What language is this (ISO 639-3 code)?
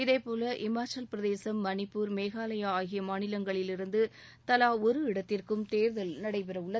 tam